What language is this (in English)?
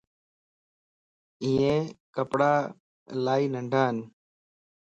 Lasi